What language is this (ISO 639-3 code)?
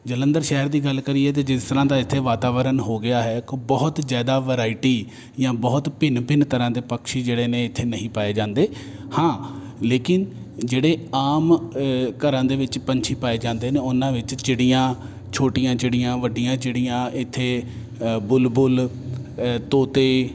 pan